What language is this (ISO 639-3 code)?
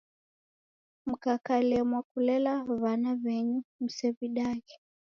dav